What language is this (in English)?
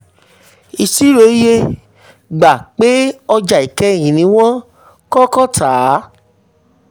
Yoruba